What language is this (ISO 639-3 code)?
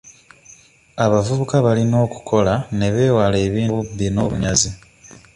lug